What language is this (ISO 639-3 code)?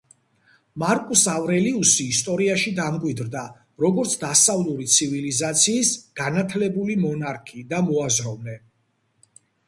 kat